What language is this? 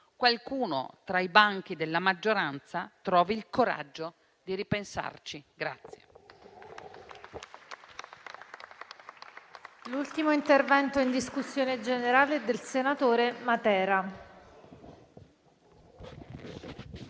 Italian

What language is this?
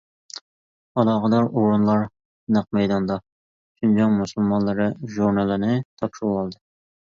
Uyghur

